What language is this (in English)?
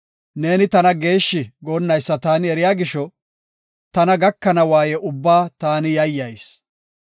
Gofa